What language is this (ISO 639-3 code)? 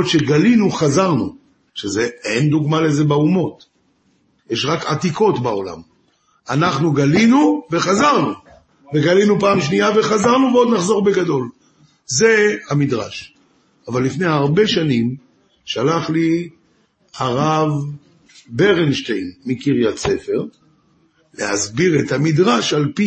heb